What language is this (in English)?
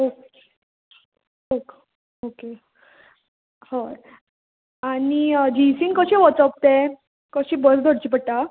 Konkani